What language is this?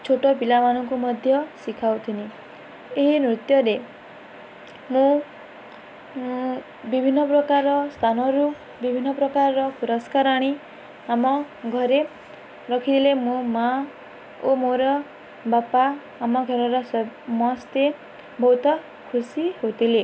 Odia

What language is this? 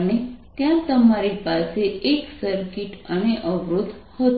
Gujarati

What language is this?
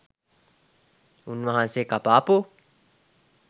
Sinhala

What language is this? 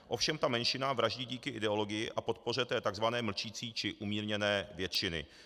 Czech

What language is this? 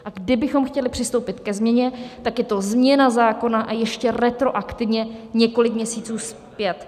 Czech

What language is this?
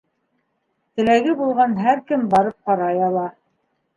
Bashkir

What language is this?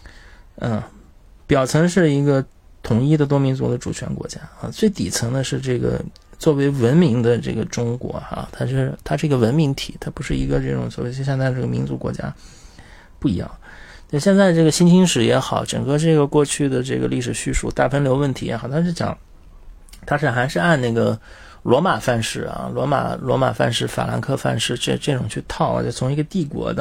Chinese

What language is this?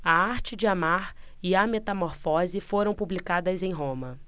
Portuguese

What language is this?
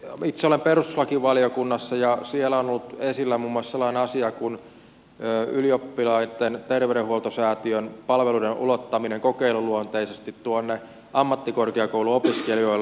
Finnish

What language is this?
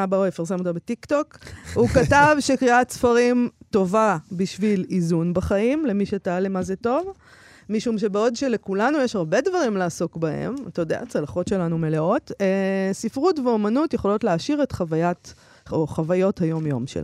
Hebrew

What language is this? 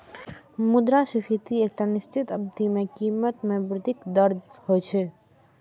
Maithili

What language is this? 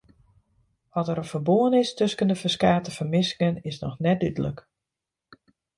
Western Frisian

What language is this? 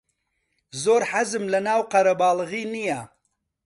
Central Kurdish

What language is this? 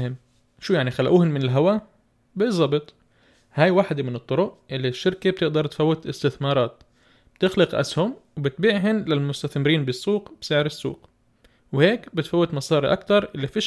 Arabic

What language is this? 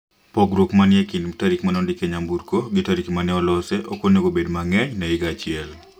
Luo (Kenya and Tanzania)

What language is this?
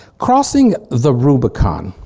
English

